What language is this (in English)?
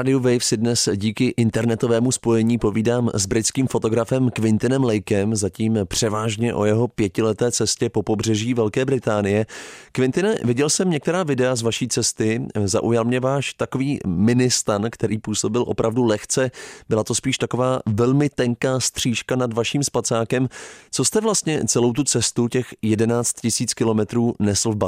Czech